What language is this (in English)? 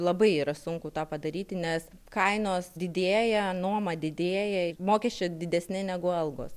Lithuanian